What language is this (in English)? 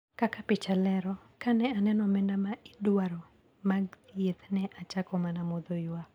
Luo (Kenya and Tanzania)